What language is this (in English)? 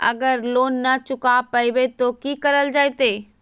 Magahi